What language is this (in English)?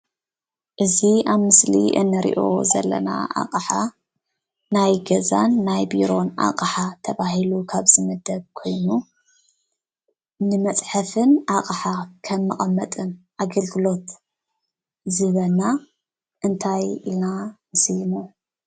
Tigrinya